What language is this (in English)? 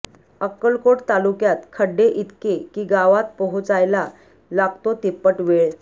Marathi